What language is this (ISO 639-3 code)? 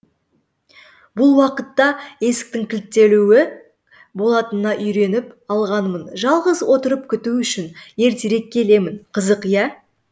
kaz